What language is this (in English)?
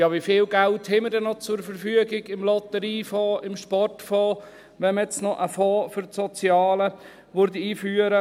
Swiss German